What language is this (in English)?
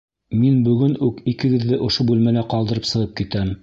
Bashkir